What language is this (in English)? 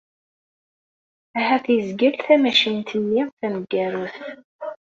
Kabyle